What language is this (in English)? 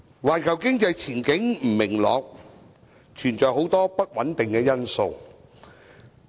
Cantonese